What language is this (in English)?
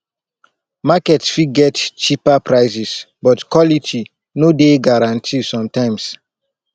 Nigerian Pidgin